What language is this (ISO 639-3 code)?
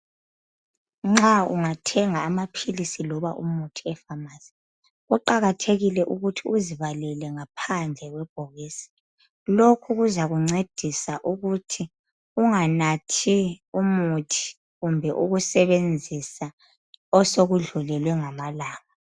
nde